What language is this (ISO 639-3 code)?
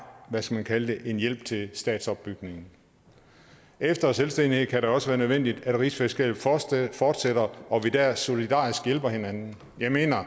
dan